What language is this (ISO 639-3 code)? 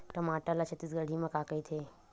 hne